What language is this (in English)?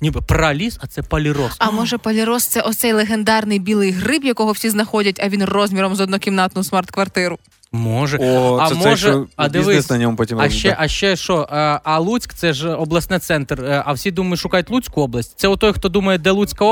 Ukrainian